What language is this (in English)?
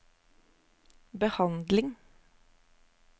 Norwegian